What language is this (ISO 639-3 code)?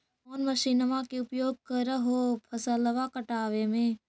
mag